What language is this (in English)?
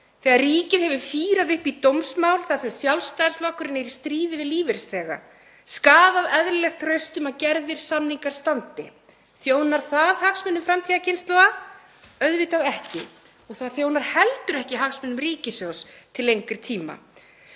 Icelandic